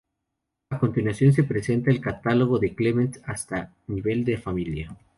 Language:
Spanish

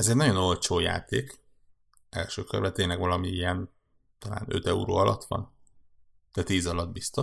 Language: Hungarian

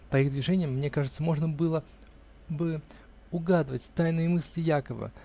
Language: Russian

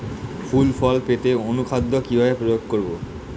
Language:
Bangla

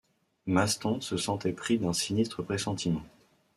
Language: French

